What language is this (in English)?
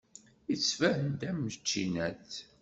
Kabyle